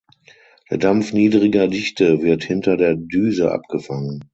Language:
German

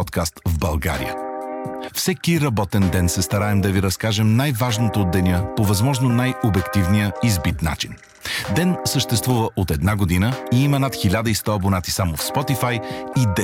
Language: Bulgarian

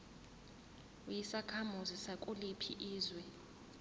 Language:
Zulu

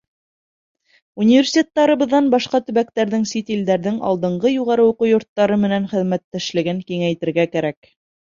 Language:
Bashkir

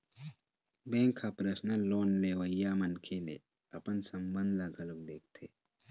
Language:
Chhattisgarhi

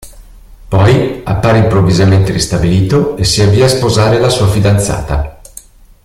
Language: Italian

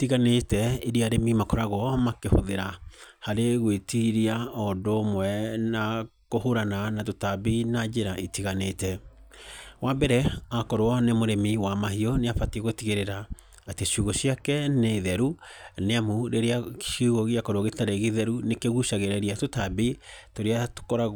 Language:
Kikuyu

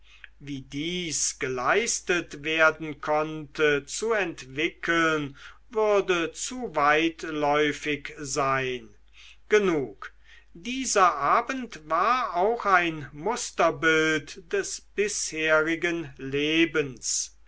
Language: German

